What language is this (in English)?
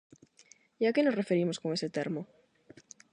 Galician